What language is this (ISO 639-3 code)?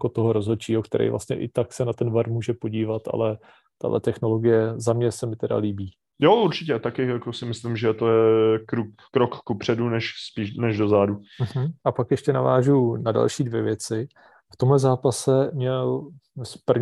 ces